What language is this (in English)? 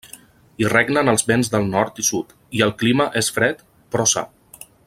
Catalan